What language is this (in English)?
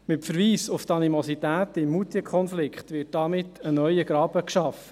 Swiss German